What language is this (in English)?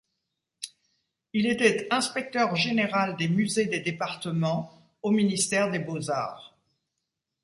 French